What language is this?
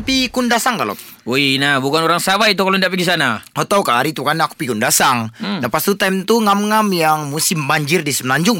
Malay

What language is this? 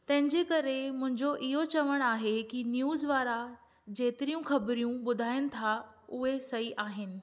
Sindhi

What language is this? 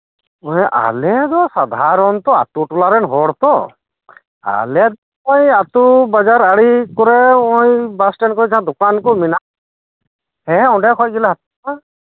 Santali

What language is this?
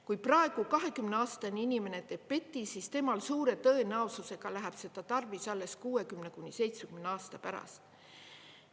Estonian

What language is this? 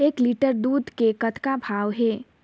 Chhattisgarhi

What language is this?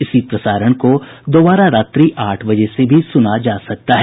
Hindi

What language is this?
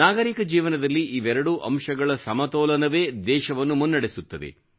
Kannada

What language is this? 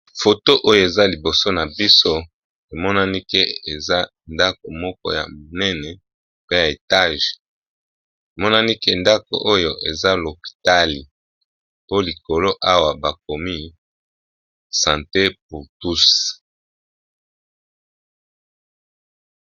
Lingala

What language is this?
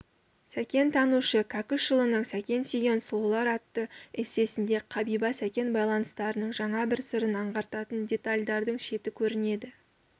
Kazakh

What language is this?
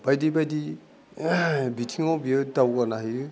Bodo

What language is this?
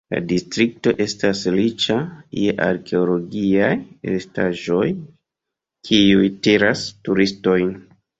Esperanto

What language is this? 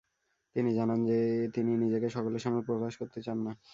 Bangla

